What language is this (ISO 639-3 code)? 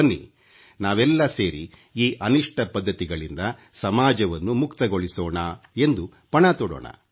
kan